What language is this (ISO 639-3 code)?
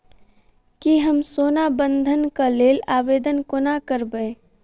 mai